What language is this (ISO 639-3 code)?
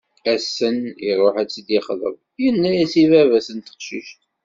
kab